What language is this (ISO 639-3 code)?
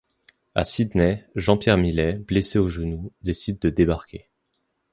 fra